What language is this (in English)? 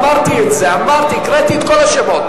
Hebrew